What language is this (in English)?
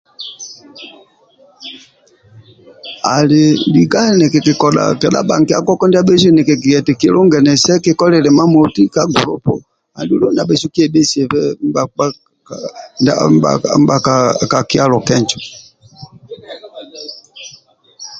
Amba (Uganda)